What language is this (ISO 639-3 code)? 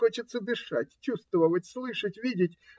rus